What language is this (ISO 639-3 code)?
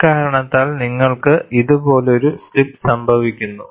mal